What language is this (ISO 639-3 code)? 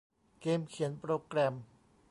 tha